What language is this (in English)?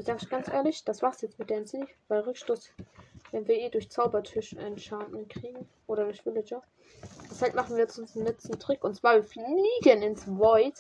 German